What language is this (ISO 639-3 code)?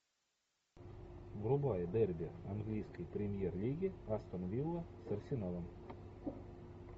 rus